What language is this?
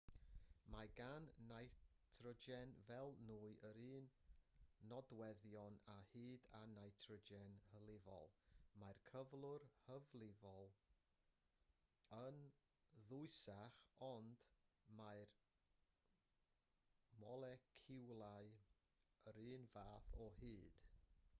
Welsh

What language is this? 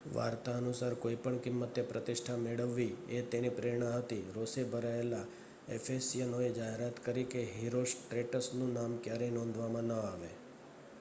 Gujarati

